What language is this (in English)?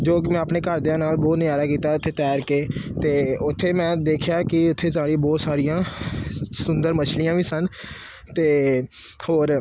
Punjabi